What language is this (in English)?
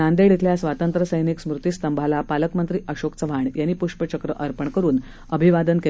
Marathi